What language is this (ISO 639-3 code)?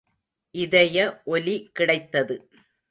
tam